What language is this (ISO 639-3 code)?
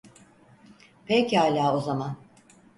tur